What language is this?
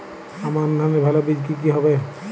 Bangla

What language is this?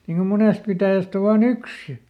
Finnish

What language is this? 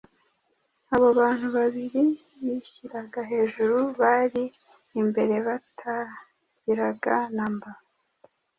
Kinyarwanda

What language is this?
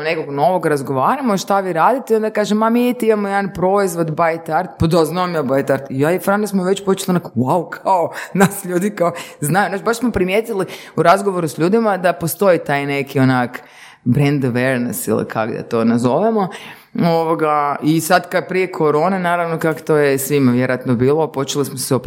Croatian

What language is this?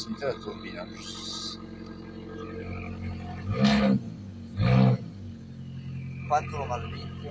Italian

